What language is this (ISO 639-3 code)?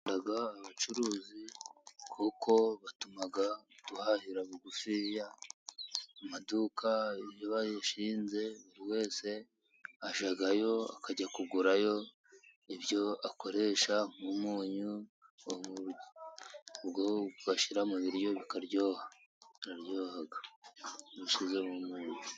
kin